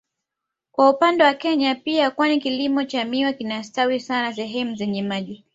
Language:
Swahili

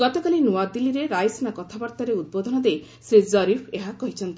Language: Odia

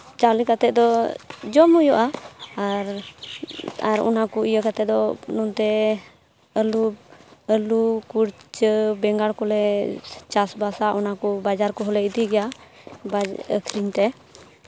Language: Santali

